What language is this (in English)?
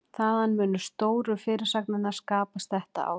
Icelandic